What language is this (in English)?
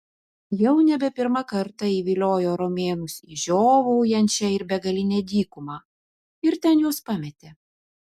Lithuanian